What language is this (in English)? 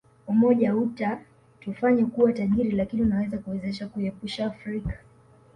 Swahili